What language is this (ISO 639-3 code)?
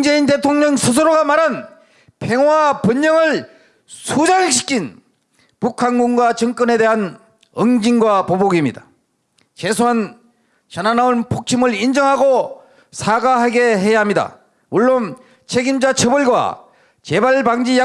kor